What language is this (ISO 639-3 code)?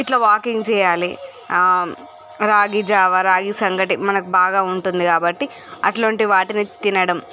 tel